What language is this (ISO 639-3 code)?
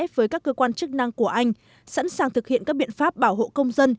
vie